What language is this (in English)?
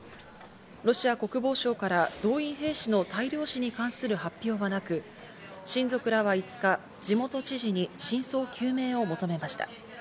Japanese